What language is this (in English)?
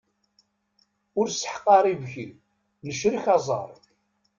Kabyle